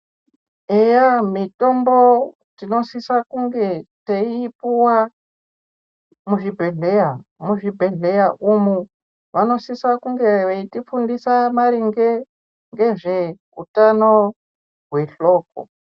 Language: Ndau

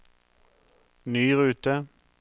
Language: Norwegian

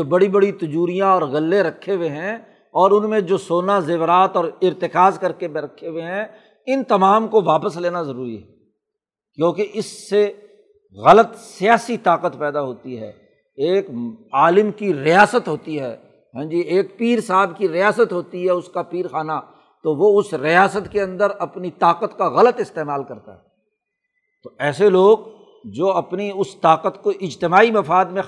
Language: Urdu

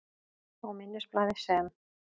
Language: Icelandic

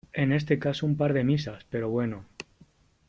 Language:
Spanish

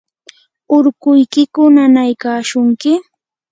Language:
Yanahuanca Pasco Quechua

